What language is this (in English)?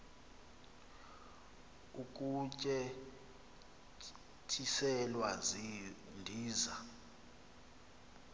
Xhosa